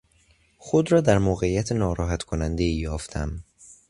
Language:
Persian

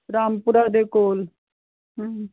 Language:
Punjabi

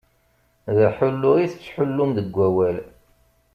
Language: Kabyle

